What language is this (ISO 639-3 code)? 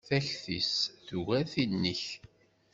kab